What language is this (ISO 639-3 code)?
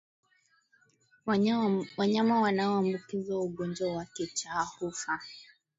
swa